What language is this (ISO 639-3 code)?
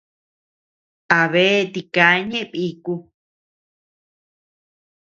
cux